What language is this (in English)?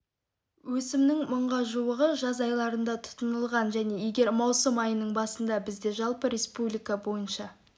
Kazakh